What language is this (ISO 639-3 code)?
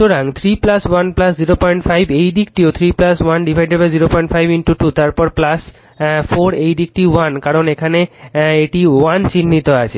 ben